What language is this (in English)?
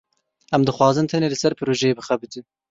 Kurdish